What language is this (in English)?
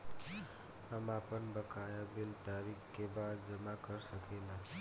Bhojpuri